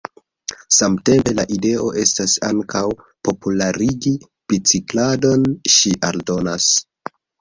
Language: Esperanto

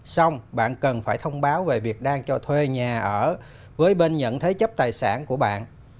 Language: Vietnamese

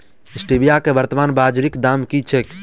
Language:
Maithili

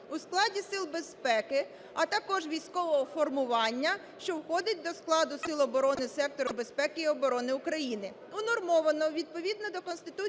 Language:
Ukrainian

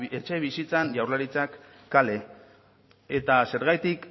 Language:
Basque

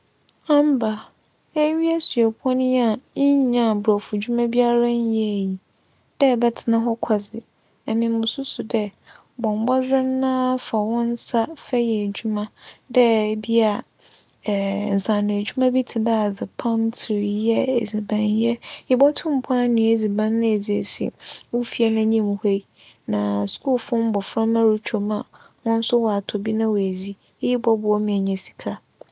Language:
Akan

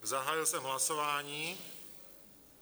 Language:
Czech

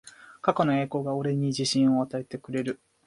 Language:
Japanese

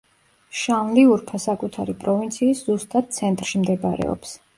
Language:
Georgian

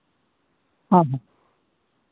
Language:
Santali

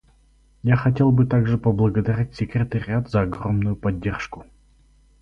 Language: Russian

